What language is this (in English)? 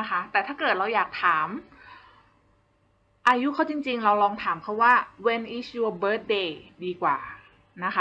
Thai